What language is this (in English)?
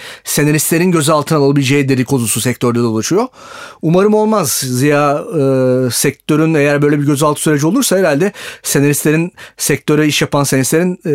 Turkish